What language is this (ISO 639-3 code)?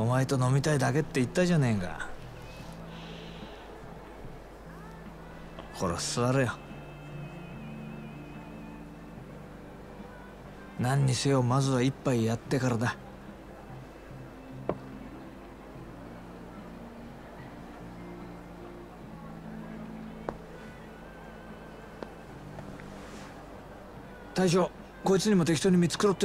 deu